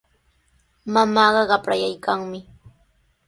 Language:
Sihuas Ancash Quechua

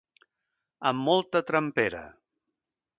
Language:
Catalan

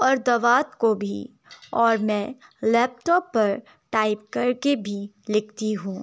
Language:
Urdu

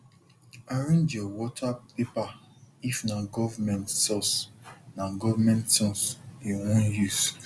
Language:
Nigerian Pidgin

